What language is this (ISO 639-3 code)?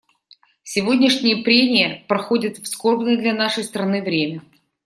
rus